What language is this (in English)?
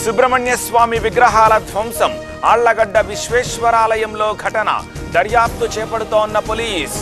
Telugu